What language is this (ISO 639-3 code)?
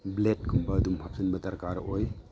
mni